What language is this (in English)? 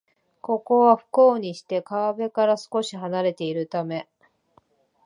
Japanese